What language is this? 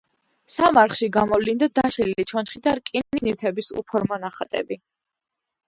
Georgian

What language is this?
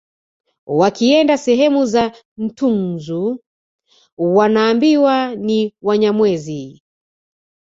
Swahili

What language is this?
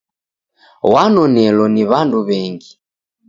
Taita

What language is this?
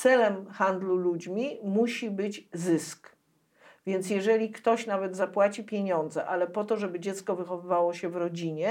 Polish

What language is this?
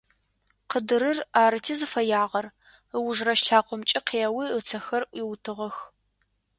Adyghe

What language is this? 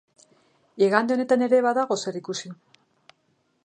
Basque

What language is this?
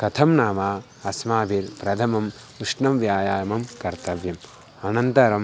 Sanskrit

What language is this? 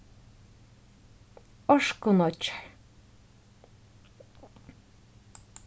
Faroese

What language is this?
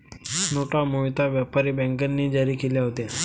Marathi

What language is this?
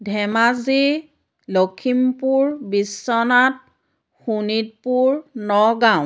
Assamese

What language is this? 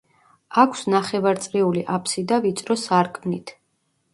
Georgian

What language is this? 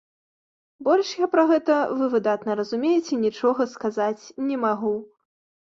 Belarusian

